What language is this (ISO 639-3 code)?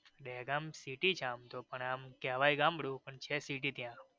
guj